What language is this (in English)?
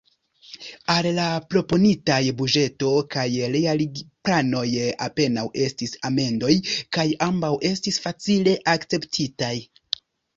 Esperanto